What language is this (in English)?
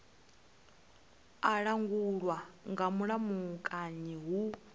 Venda